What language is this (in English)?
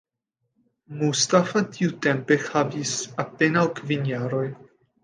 Esperanto